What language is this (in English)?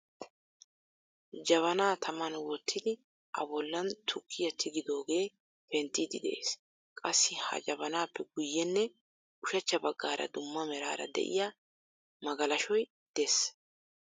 Wolaytta